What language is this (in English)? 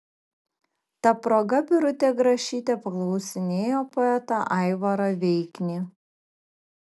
Lithuanian